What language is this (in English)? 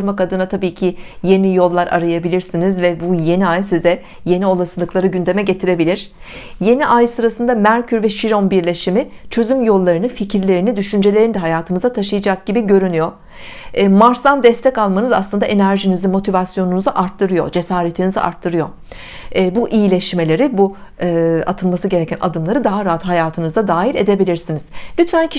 Turkish